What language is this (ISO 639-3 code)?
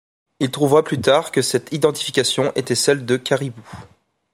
fra